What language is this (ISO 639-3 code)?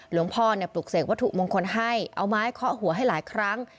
tha